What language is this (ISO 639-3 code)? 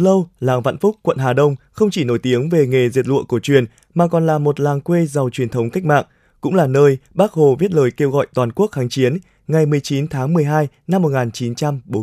vie